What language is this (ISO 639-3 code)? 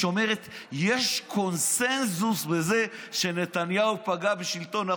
heb